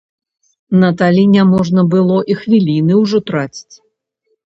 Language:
Belarusian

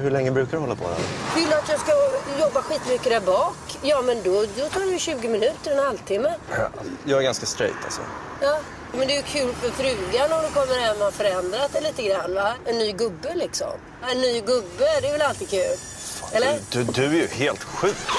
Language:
Swedish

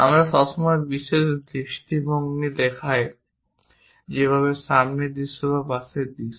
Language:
Bangla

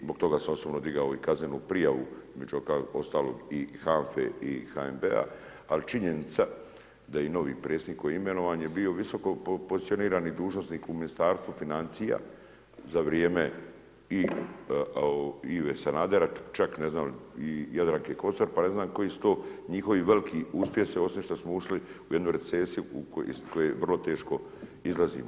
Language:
Croatian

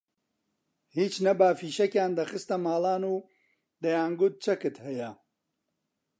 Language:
Central Kurdish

